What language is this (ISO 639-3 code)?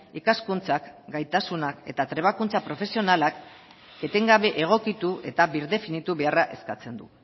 eus